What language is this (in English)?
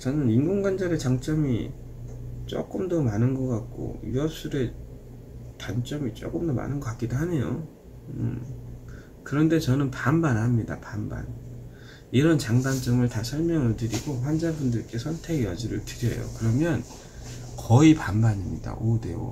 Korean